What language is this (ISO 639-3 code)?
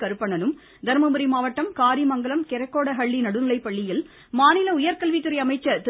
tam